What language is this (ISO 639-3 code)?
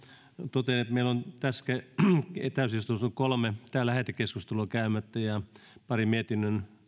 fin